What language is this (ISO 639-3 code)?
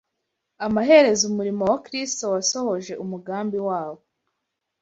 kin